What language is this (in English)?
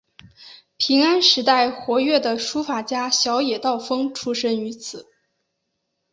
Chinese